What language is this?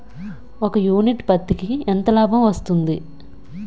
Telugu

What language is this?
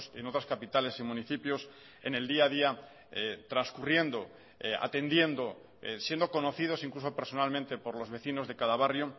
Spanish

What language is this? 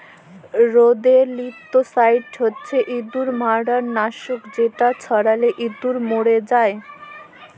Bangla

